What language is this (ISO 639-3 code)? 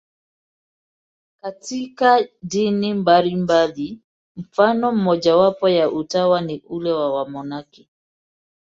swa